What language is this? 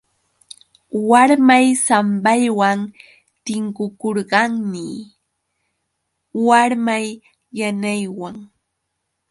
Yauyos Quechua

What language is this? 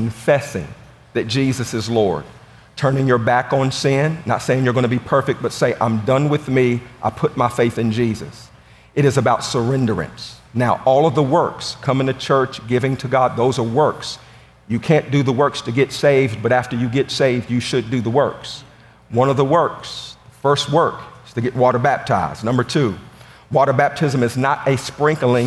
English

